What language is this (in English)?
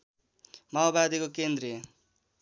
Nepali